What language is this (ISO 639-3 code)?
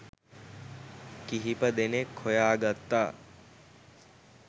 sin